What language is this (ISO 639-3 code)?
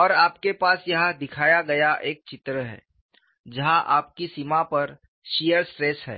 hin